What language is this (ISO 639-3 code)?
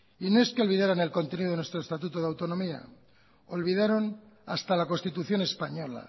spa